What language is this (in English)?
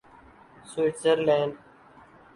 Urdu